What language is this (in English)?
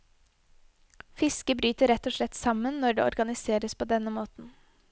Norwegian